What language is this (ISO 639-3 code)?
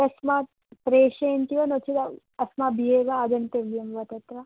san